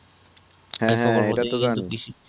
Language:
Bangla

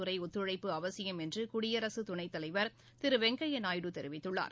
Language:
Tamil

